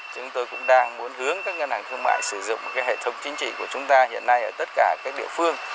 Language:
Vietnamese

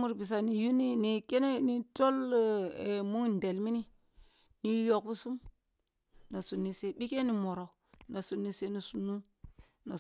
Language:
Kulung (Nigeria)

